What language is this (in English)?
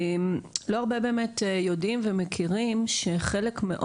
Hebrew